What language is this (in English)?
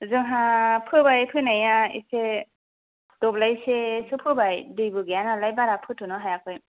Bodo